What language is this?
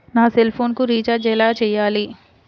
Telugu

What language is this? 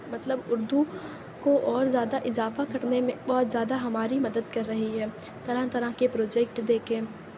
Urdu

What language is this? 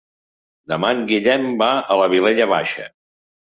Catalan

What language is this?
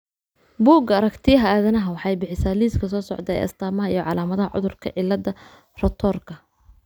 Somali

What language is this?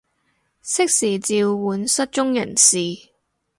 Cantonese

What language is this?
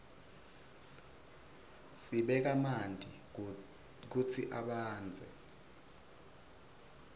Swati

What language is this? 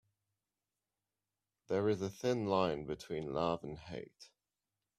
English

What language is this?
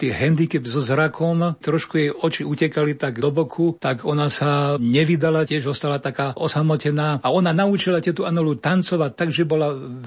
Slovak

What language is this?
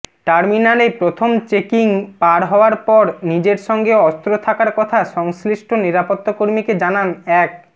Bangla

